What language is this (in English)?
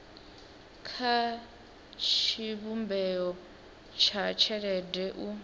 Venda